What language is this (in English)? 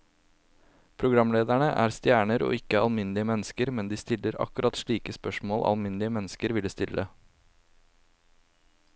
Norwegian